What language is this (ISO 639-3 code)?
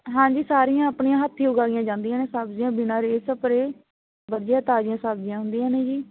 pan